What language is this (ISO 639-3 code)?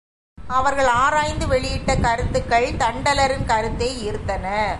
tam